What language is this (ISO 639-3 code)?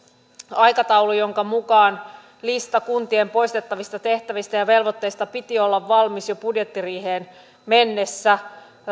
fin